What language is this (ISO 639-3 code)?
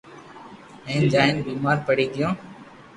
lrk